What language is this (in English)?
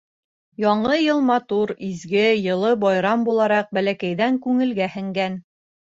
Bashkir